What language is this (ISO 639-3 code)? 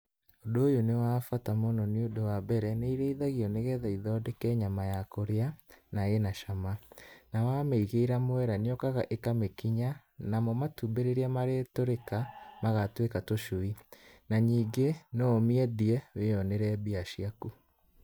kik